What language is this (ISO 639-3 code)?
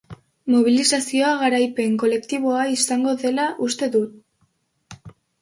eus